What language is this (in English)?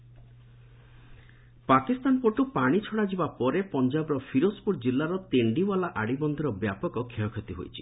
Odia